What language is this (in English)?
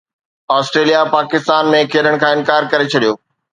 Sindhi